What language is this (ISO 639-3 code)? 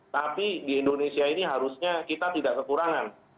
ind